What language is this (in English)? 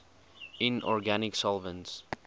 English